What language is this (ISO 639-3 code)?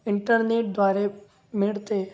mar